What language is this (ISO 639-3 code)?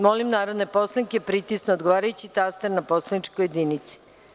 srp